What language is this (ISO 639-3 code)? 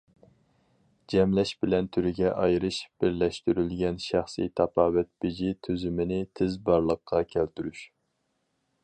uig